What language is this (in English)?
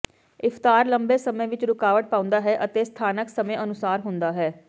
Punjabi